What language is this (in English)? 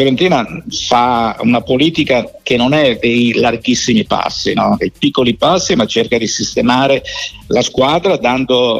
Italian